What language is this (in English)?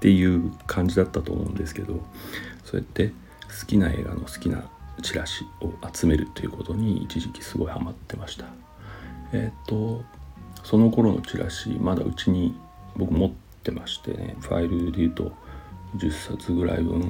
Japanese